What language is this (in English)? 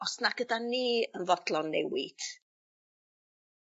Welsh